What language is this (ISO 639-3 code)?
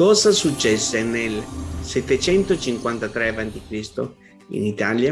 ita